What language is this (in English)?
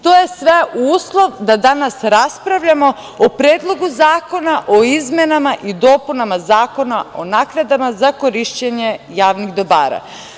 Serbian